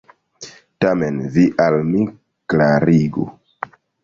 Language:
Esperanto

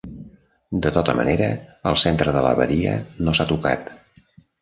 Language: Catalan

